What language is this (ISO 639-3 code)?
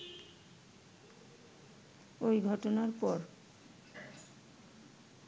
ben